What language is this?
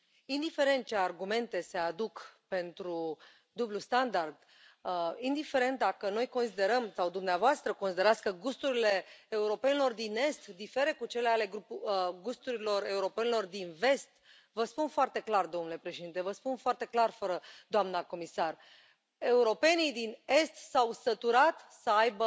Romanian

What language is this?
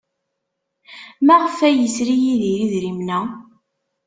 Kabyle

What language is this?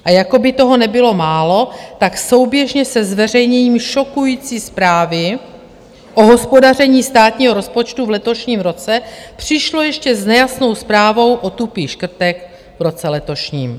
Czech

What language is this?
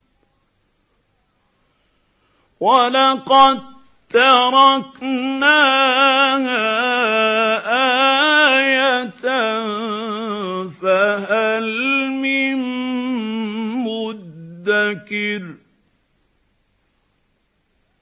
Arabic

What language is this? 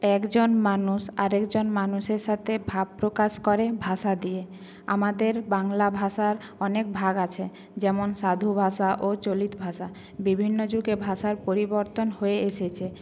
Bangla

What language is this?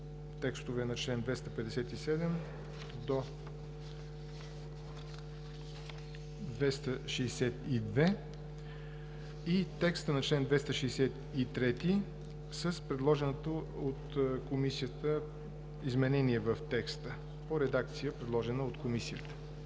Bulgarian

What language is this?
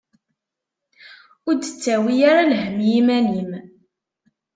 Kabyle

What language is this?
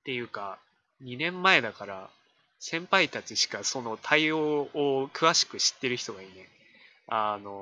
Japanese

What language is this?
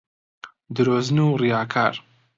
Central Kurdish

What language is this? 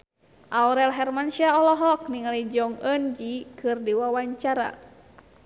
Sundanese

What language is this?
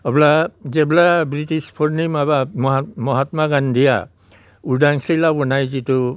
Bodo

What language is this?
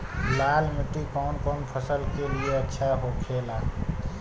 Bhojpuri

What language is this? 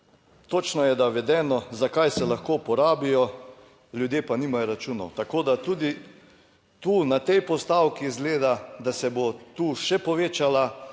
Slovenian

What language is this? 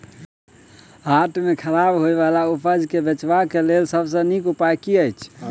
Maithili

